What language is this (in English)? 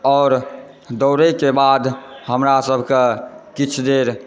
Maithili